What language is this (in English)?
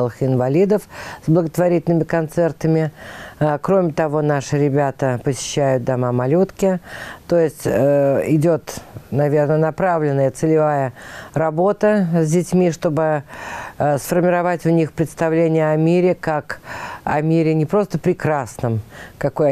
Russian